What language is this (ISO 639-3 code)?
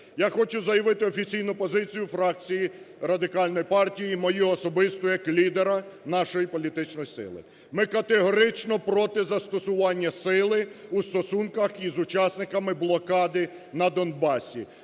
ukr